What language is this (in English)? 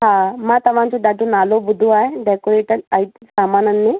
Sindhi